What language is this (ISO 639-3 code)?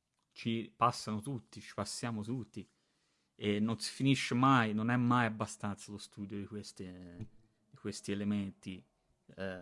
ita